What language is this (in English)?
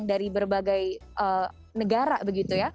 Indonesian